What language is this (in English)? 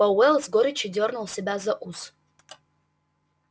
Russian